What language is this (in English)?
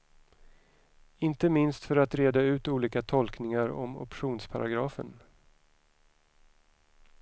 Swedish